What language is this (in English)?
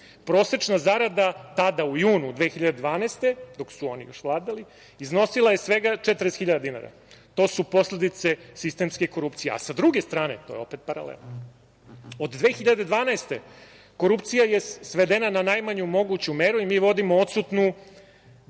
Serbian